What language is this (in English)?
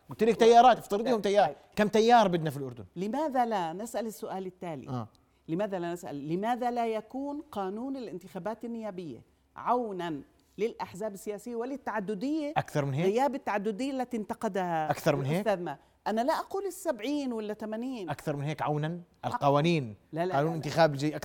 Arabic